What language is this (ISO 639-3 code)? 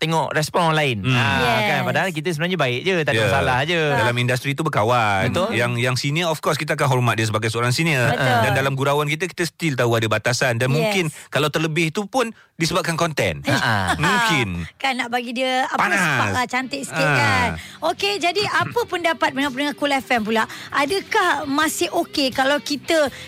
msa